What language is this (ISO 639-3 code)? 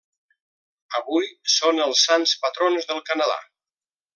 cat